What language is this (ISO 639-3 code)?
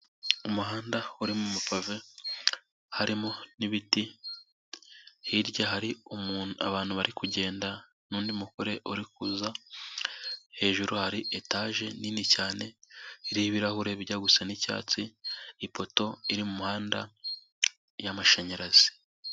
kin